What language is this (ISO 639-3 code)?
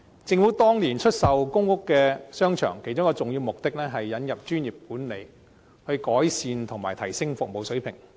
yue